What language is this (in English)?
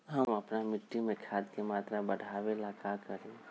Magahi